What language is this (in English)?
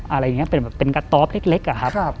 Thai